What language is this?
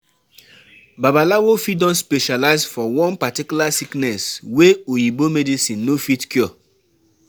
Nigerian Pidgin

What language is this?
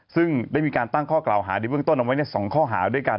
Thai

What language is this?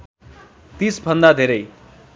Nepali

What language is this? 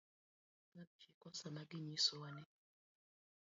Luo (Kenya and Tanzania)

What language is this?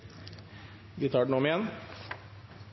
Norwegian Bokmål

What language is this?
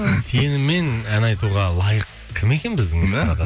Kazakh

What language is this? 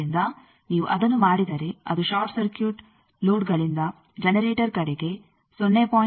Kannada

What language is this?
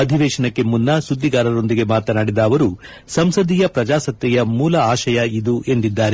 Kannada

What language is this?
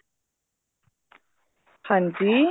Punjabi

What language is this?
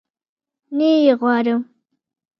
Pashto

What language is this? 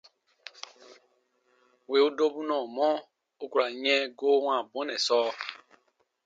Baatonum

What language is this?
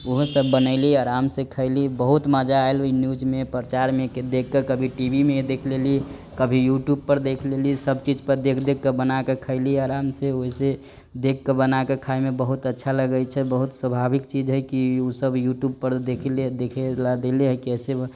Maithili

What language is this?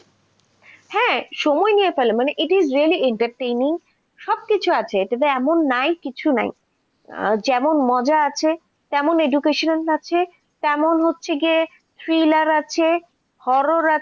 Bangla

